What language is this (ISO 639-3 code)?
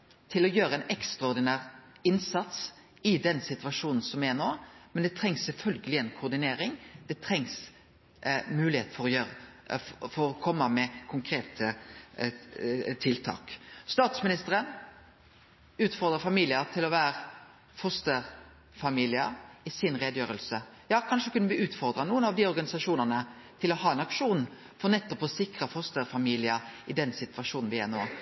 nno